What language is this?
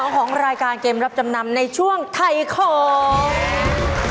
Thai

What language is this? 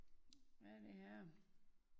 Danish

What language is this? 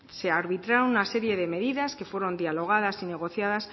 Spanish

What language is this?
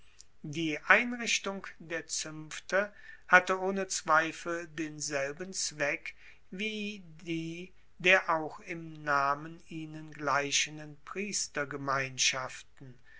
German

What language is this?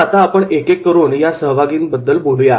Marathi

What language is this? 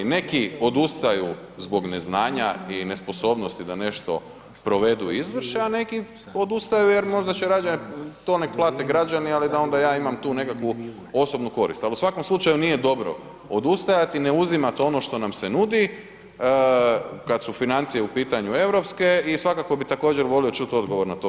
Croatian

